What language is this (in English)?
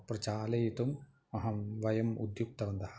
Sanskrit